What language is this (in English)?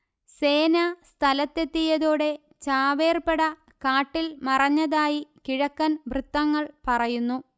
Malayalam